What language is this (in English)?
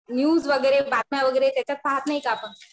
Marathi